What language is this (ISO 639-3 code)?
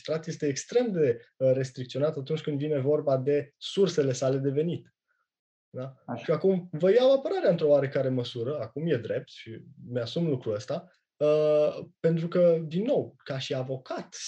ron